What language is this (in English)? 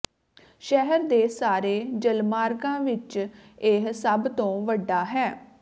Punjabi